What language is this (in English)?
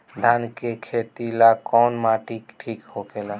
Bhojpuri